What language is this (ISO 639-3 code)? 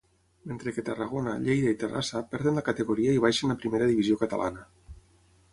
cat